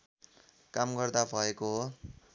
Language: Nepali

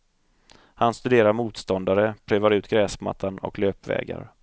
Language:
Swedish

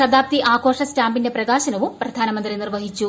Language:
Malayalam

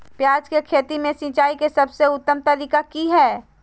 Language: Magahi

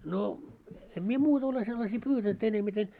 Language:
Finnish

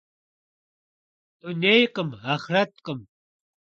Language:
Kabardian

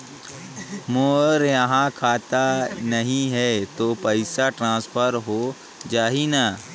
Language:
Chhattisgarhi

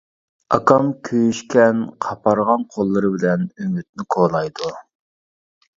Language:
Uyghur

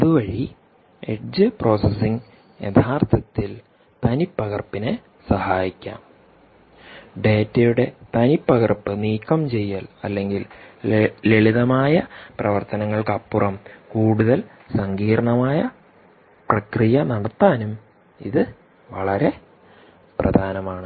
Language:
Malayalam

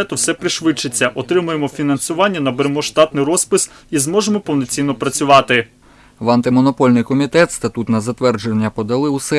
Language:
Ukrainian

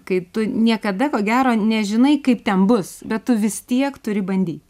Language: Lithuanian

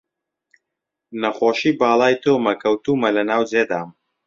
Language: Central Kurdish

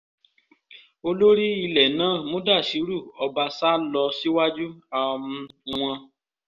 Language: Yoruba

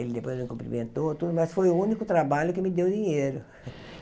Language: Portuguese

